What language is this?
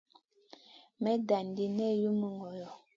Masana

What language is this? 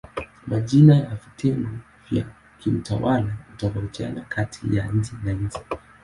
Swahili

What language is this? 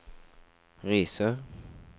Norwegian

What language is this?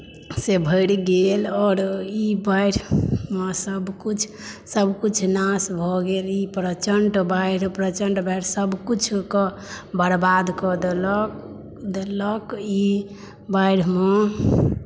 Maithili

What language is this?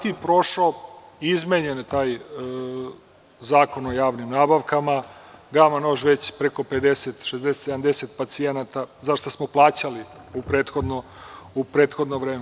Serbian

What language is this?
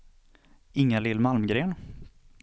Swedish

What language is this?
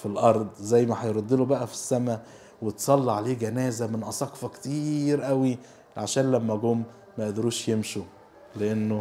Arabic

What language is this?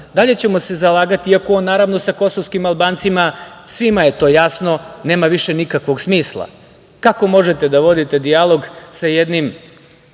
Serbian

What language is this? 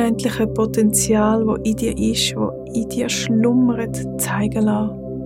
German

